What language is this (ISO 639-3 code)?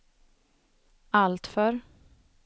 swe